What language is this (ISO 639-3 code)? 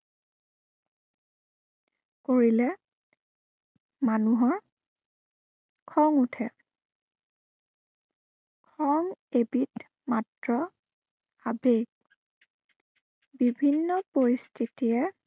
asm